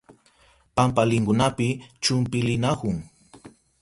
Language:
Southern Pastaza Quechua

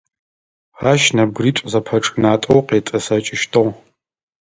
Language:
Adyghe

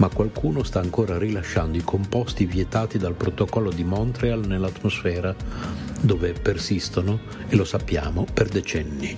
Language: Italian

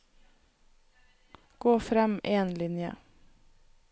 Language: Norwegian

